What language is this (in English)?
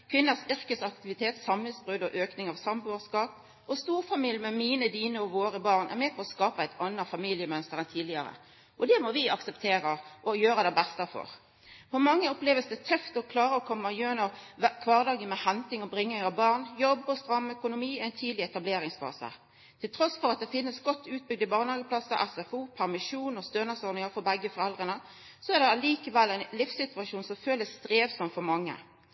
Norwegian Nynorsk